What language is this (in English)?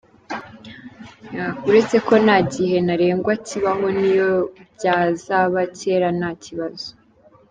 Kinyarwanda